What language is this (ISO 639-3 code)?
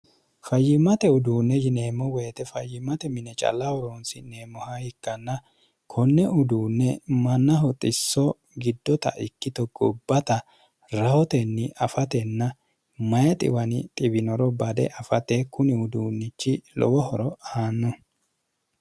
sid